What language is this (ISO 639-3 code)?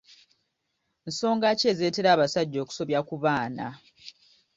lug